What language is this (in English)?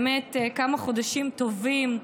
Hebrew